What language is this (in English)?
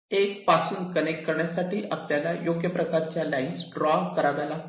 Marathi